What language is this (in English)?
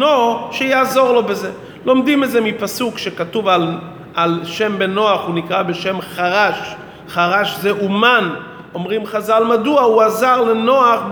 Hebrew